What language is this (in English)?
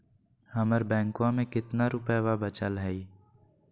Magahi